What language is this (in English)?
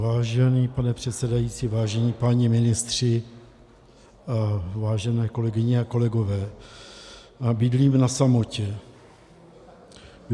Czech